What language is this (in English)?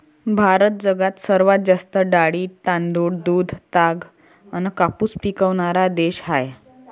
Marathi